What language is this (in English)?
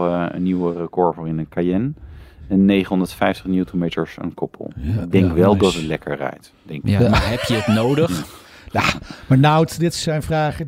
Dutch